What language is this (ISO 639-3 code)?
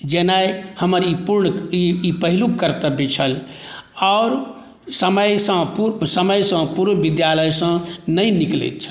mai